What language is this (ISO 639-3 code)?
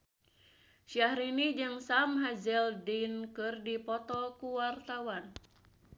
sun